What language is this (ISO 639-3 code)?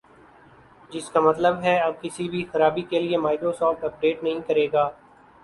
urd